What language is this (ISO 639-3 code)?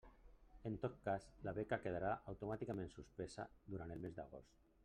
cat